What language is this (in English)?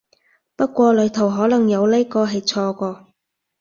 Cantonese